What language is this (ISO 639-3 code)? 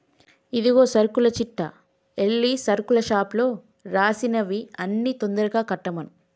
tel